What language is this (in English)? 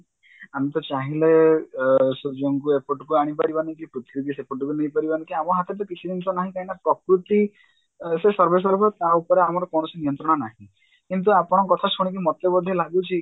Odia